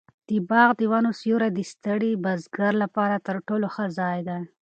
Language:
Pashto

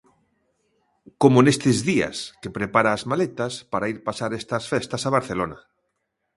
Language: Galician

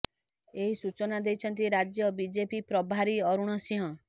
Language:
Odia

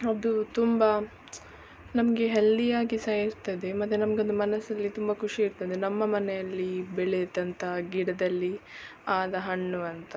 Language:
Kannada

